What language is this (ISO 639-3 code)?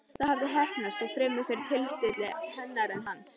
isl